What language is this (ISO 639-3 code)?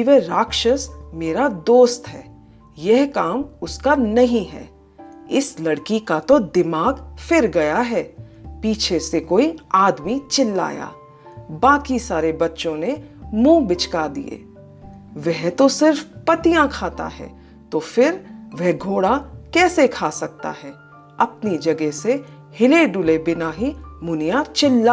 hin